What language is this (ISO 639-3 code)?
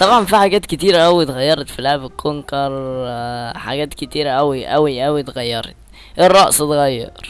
ara